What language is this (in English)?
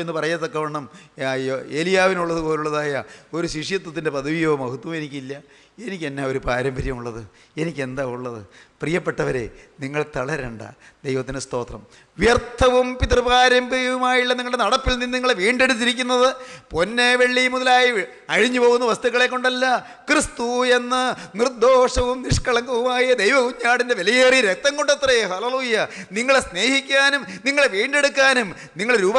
Hindi